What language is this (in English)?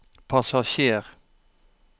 Norwegian